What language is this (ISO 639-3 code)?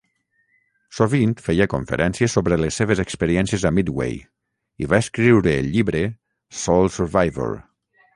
cat